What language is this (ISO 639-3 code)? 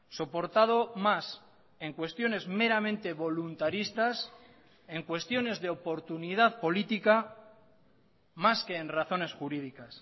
spa